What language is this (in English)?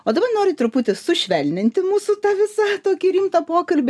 Lithuanian